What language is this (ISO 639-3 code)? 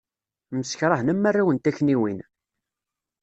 kab